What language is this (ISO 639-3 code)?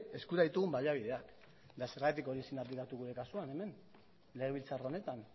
eus